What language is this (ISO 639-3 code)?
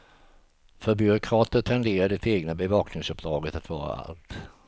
swe